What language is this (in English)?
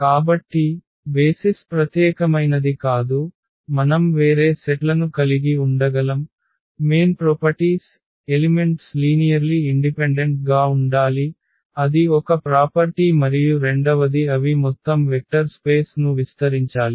Telugu